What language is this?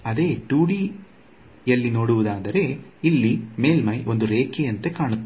Kannada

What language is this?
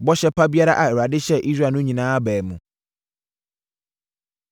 Akan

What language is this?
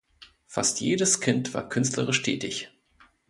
German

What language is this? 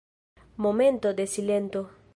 Esperanto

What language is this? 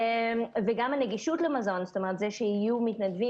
Hebrew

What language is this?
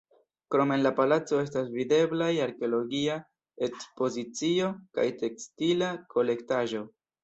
Esperanto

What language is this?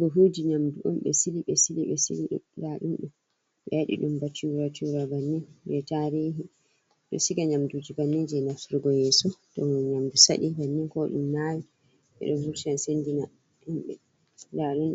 Fula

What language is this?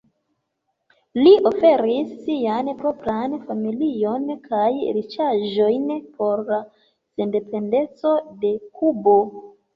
Esperanto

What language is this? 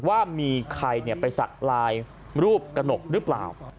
Thai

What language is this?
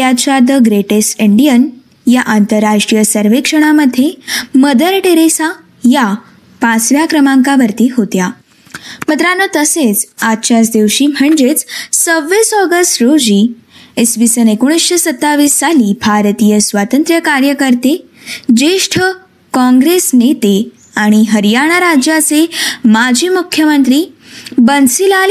Marathi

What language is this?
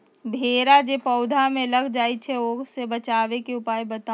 Magahi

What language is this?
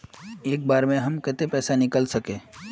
Magahi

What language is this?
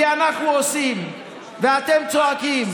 Hebrew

